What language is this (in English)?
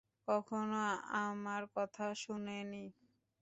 Bangla